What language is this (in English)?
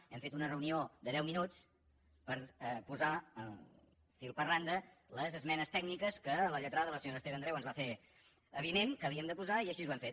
Catalan